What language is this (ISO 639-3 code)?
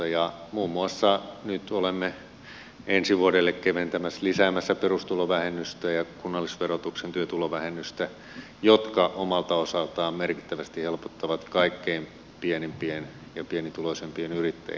fin